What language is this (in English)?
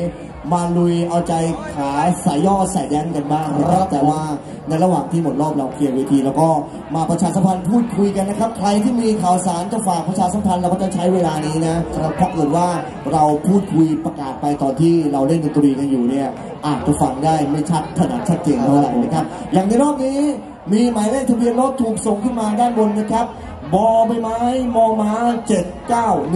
Thai